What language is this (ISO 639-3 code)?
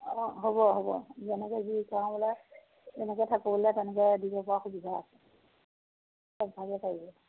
asm